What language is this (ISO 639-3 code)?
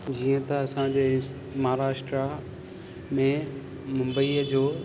snd